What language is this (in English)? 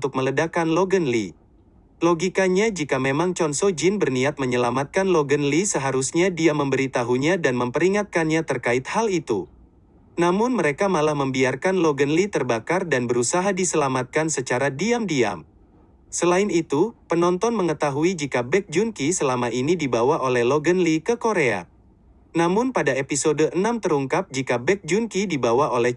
Indonesian